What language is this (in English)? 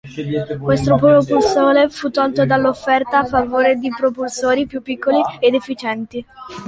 Italian